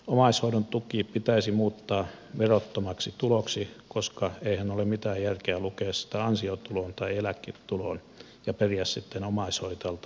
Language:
Finnish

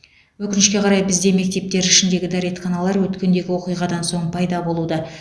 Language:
Kazakh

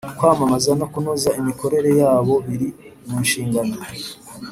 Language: Kinyarwanda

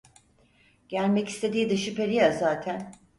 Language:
Turkish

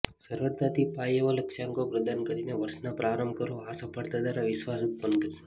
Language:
Gujarati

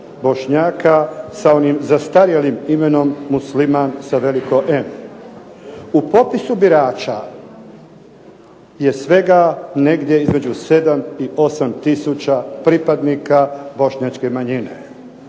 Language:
Croatian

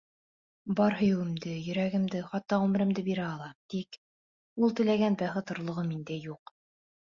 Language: Bashkir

